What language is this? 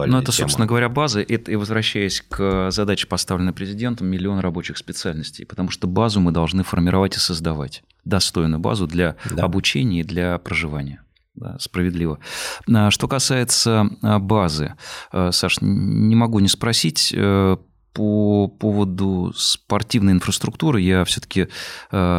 Russian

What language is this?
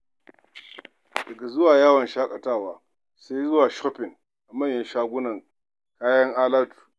Hausa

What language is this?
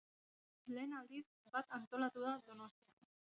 Basque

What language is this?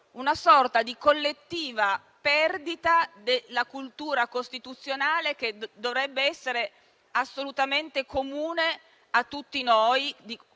Italian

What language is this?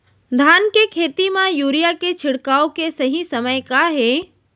Chhattisgarhi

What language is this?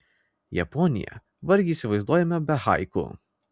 Lithuanian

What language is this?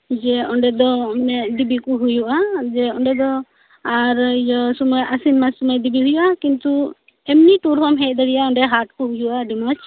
Santali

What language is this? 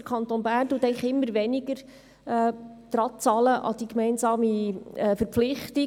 Swiss German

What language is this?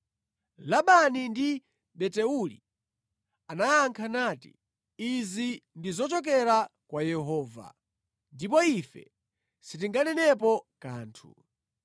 Nyanja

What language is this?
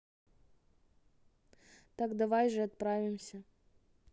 Russian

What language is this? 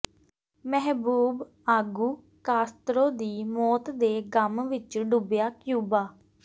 Punjabi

